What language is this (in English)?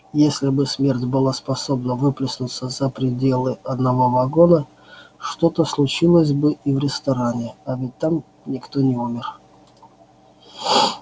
Russian